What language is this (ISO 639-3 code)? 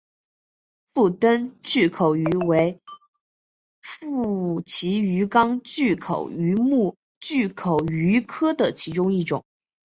zho